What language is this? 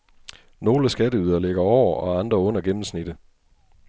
Danish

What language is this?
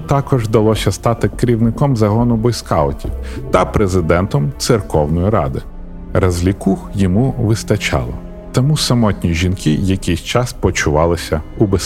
Ukrainian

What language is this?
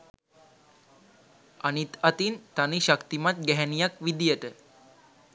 Sinhala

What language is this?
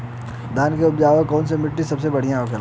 Bhojpuri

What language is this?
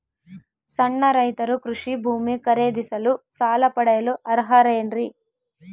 Kannada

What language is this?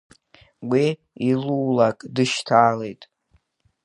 Abkhazian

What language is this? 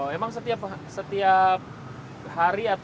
Indonesian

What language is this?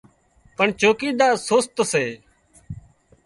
Wadiyara Koli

